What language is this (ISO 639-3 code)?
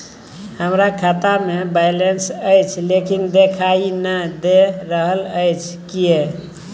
mai